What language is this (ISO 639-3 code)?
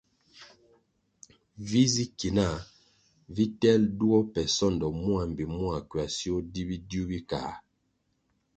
nmg